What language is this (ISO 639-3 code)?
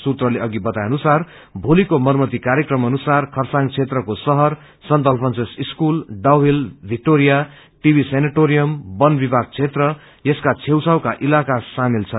nep